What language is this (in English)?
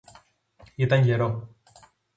Greek